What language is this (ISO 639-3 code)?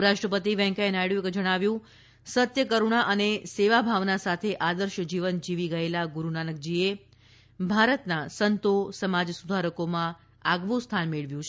guj